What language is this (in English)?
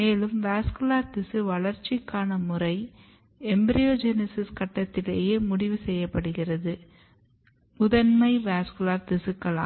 Tamil